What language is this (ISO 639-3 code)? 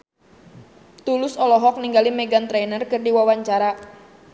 sun